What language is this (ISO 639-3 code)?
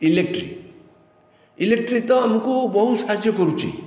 ori